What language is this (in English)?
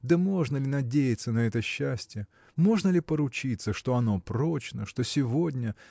Russian